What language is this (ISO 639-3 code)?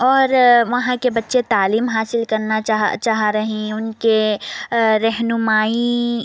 urd